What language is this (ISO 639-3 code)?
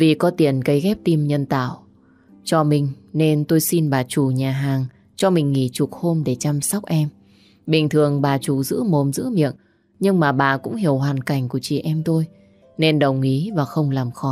vie